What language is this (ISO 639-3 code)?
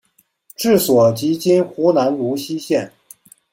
zho